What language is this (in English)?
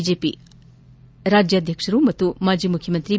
Kannada